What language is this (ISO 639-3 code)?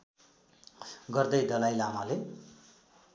nep